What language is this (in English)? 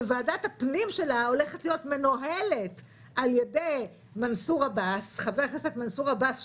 Hebrew